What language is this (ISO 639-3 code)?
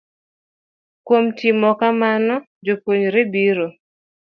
luo